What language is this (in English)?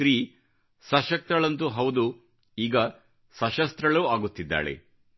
Kannada